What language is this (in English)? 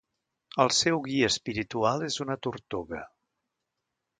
Catalan